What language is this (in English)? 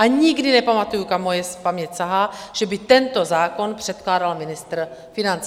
Czech